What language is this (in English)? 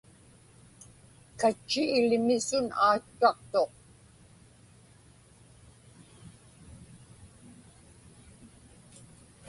Inupiaq